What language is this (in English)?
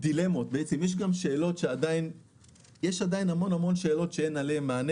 Hebrew